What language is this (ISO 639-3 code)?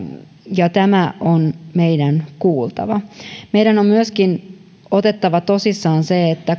fin